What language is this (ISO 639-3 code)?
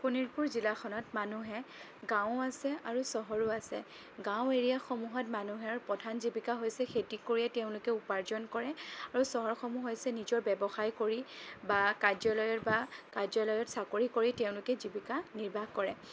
asm